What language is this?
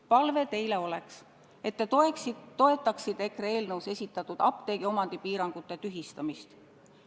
Estonian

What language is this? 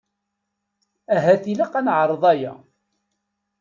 Kabyle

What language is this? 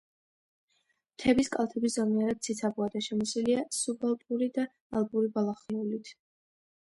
Georgian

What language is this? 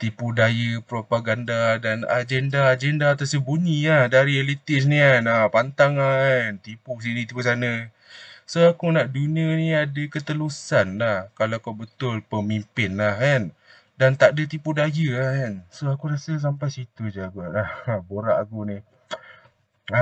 Malay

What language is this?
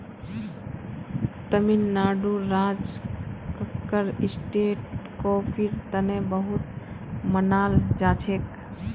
Magahi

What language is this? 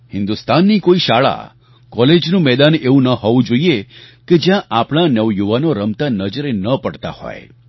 Gujarati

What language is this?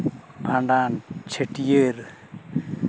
Santali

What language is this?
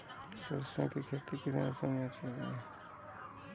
Hindi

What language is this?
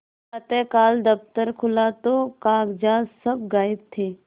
Hindi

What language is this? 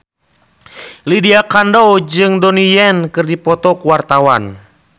Sundanese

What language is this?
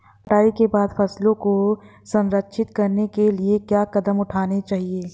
Hindi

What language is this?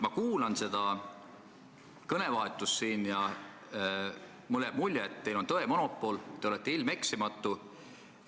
Estonian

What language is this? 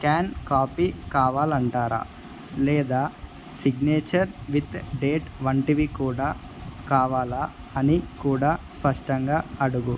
Telugu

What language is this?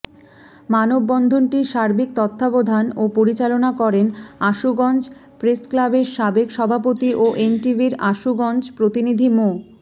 Bangla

